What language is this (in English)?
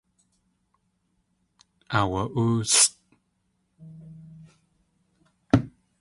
Tlingit